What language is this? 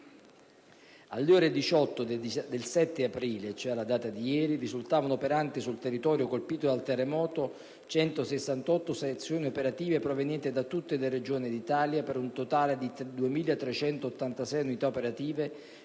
Italian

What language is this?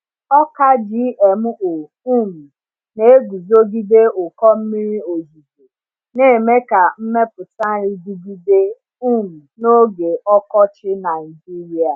Igbo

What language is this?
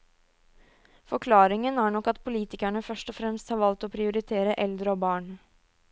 Norwegian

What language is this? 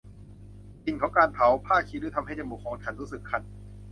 Thai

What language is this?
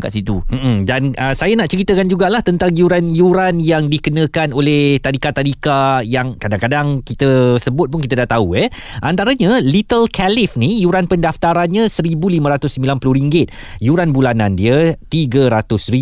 Malay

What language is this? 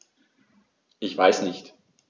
German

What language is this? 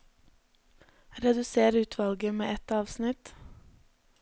Norwegian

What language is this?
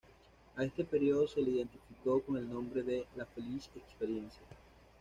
Spanish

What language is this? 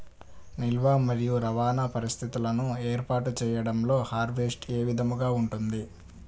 Telugu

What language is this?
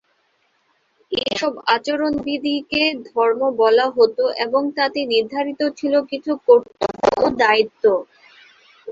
Bangla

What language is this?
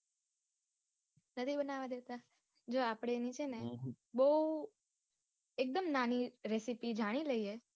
Gujarati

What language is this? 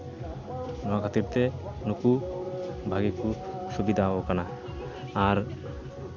Santali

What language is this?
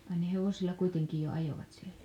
Finnish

